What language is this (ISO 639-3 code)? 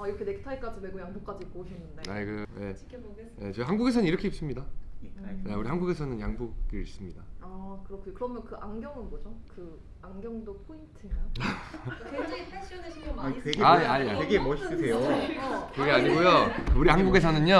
kor